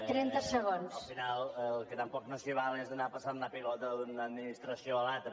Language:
Catalan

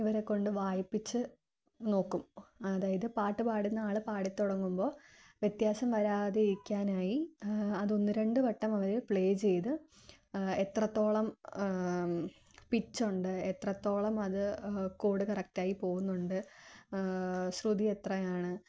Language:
Malayalam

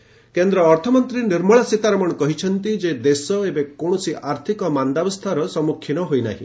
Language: Odia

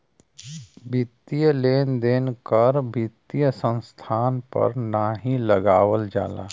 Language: Bhojpuri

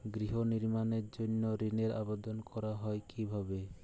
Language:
Bangla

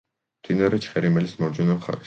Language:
Georgian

